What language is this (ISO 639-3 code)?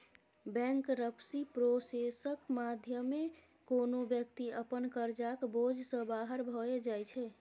mai